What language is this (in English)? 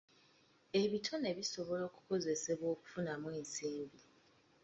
Ganda